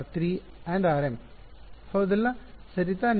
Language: Kannada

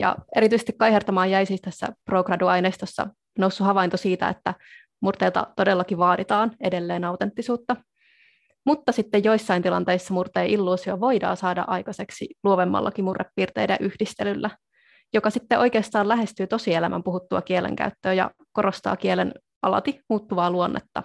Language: Finnish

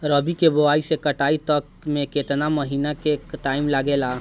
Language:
Bhojpuri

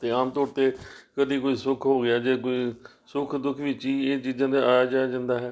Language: Punjabi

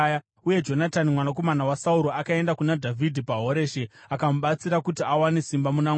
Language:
Shona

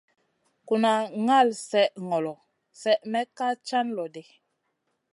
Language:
Masana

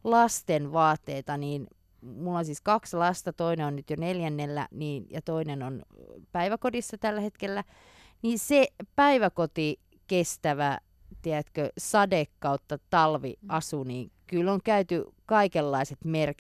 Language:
Finnish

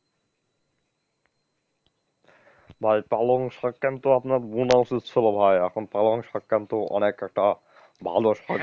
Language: Bangla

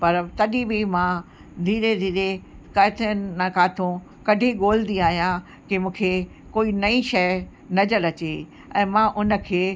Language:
Sindhi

